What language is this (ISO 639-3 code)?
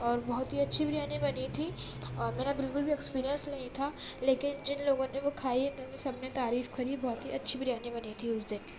urd